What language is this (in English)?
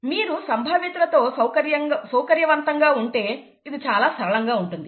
Telugu